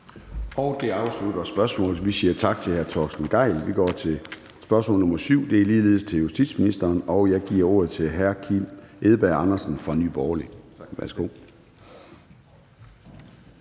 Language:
Danish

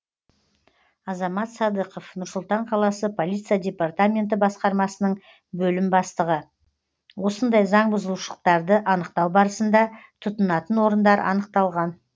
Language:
Kazakh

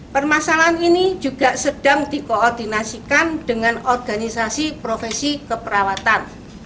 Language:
Indonesian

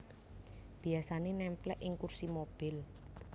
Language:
Javanese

